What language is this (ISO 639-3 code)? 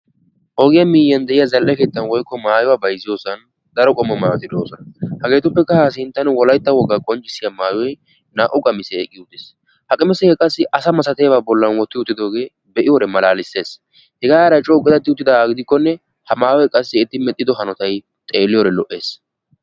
wal